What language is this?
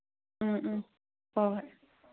Manipuri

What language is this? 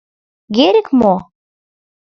Mari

